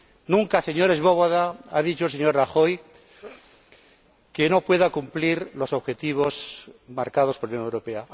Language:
Spanish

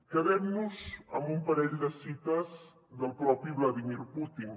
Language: Catalan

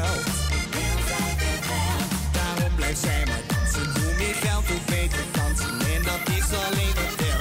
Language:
Dutch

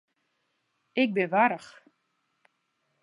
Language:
Western Frisian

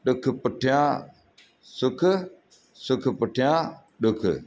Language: Sindhi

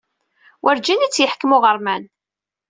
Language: Kabyle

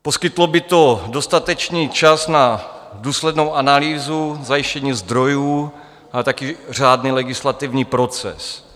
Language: Czech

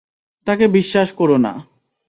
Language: Bangla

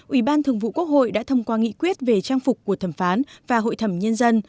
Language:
Vietnamese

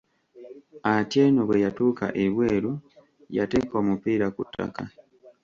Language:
Ganda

